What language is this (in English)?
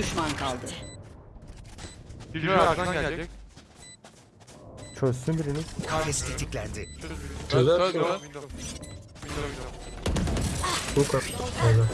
Turkish